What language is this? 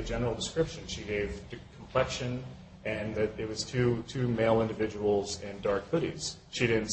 English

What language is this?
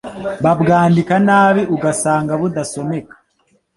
Kinyarwanda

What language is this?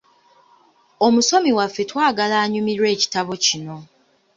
Ganda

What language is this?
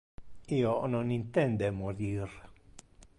Interlingua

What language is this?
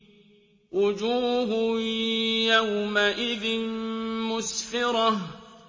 Arabic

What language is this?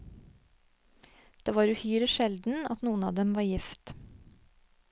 Norwegian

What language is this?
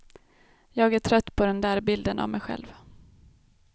Swedish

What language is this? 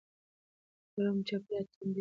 Pashto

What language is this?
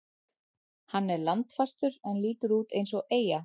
Icelandic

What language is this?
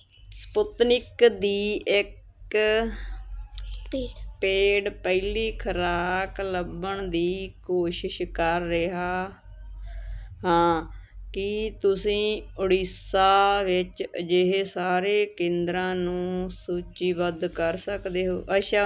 Punjabi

